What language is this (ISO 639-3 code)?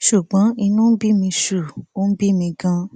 yor